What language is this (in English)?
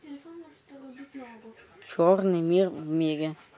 Russian